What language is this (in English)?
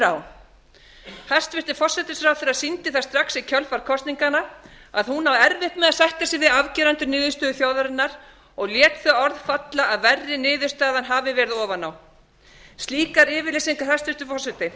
Icelandic